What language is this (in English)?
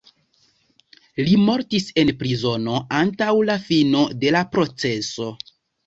Esperanto